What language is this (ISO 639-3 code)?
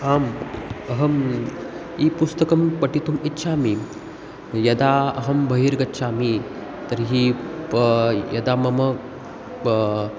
san